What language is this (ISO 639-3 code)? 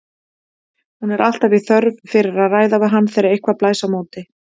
isl